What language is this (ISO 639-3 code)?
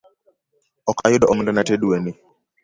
luo